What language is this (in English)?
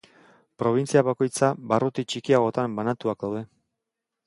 Basque